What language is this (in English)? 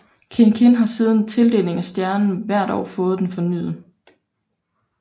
Danish